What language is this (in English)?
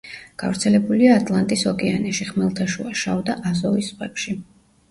Georgian